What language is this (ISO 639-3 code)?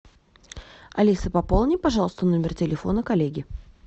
rus